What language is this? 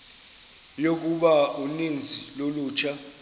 Xhosa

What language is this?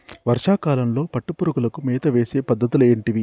Telugu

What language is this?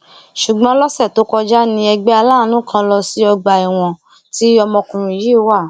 Yoruba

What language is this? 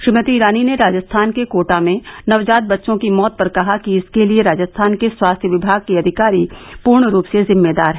Hindi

